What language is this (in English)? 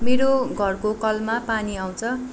Nepali